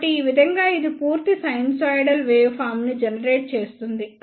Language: Telugu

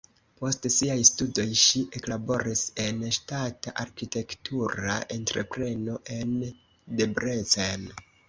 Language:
Esperanto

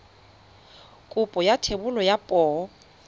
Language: Tswana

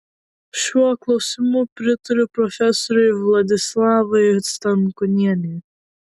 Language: Lithuanian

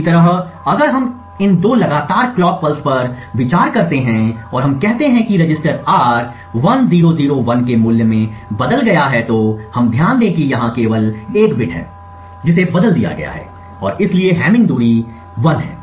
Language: Hindi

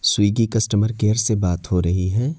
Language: Urdu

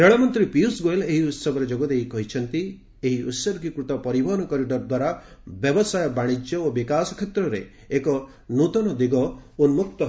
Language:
Odia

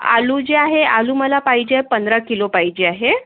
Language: Marathi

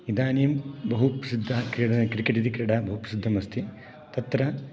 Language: Sanskrit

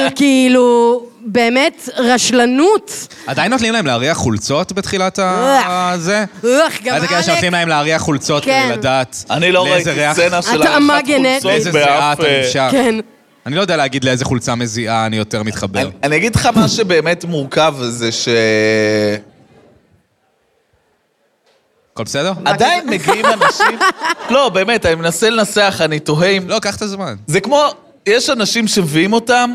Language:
Hebrew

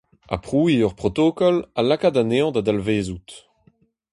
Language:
Breton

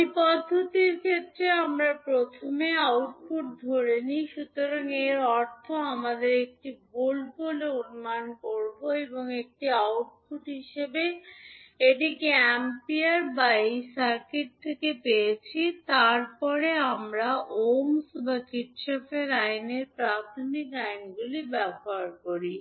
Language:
Bangla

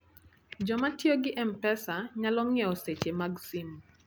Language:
Luo (Kenya and Tanzania)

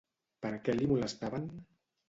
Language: Catalan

